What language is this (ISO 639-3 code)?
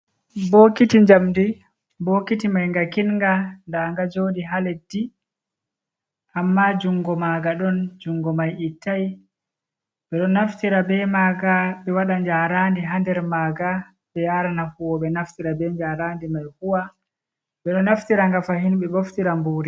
ful